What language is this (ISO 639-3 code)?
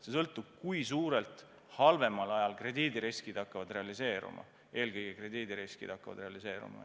est